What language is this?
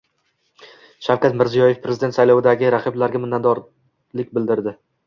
Uzbek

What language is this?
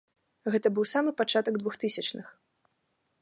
Belarusian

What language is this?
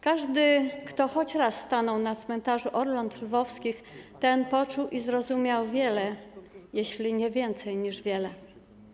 Polish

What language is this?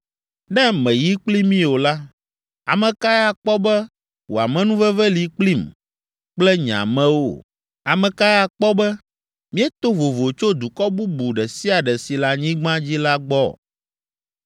Ewe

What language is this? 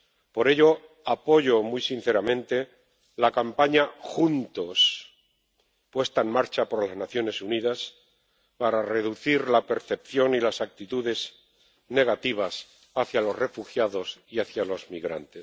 Spanish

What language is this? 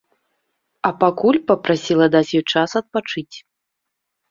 Belarusian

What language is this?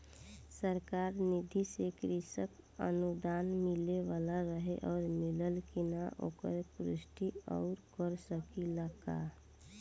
Bhojpuri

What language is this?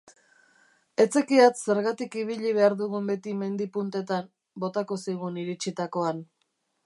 Basque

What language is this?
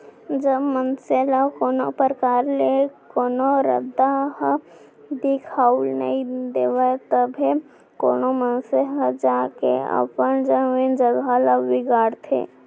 Chhattisgarhi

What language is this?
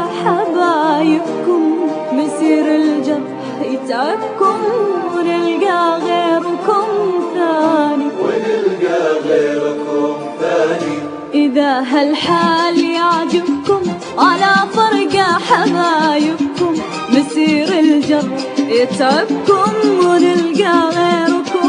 Arabic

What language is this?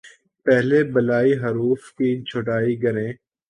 Urdu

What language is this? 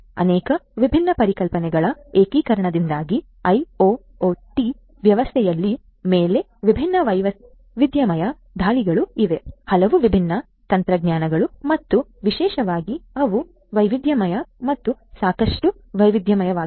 Kannada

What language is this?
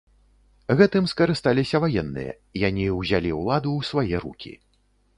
Belarusian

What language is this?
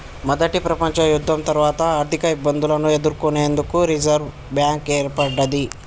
Telugu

